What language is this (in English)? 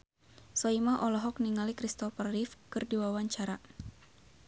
Sundanese